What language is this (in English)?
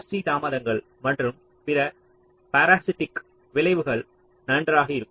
Tamil